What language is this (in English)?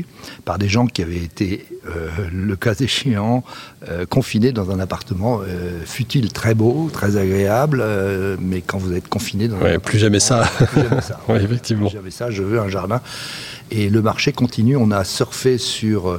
French